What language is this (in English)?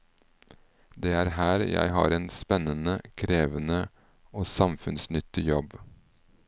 Norwegian